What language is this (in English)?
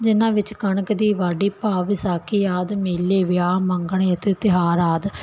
Punjabi